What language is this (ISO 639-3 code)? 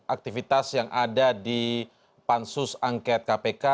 ind